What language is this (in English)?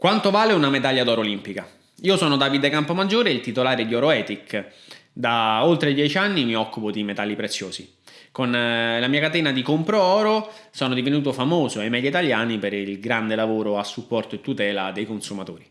Italian